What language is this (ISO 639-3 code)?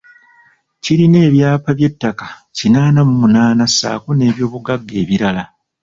lug